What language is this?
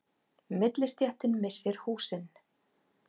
Icelandic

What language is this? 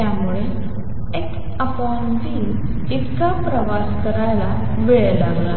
Marathi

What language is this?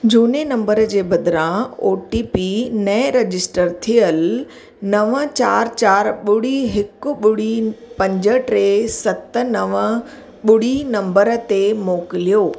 Sindhi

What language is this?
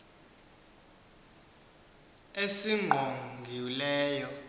Xhosa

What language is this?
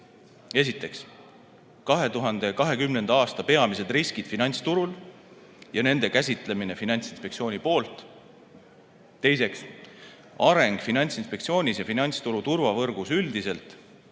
Estonian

